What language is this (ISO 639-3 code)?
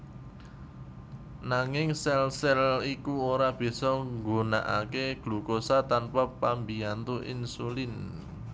jav